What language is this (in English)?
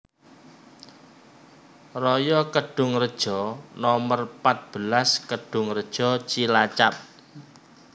Javanese